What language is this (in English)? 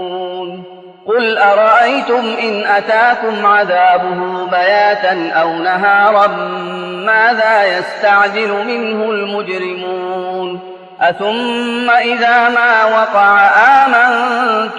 Arabic